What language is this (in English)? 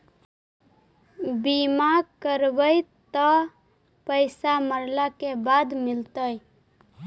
Magahi